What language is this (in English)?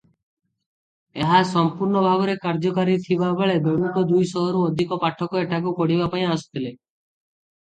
Odia